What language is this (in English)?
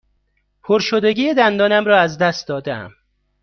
Persian